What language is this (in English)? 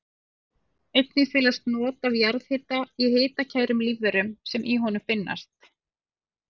Icelandic